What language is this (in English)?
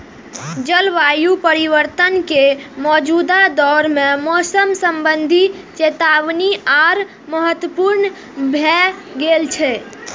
Maithili